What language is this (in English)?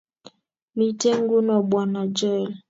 Kalenjin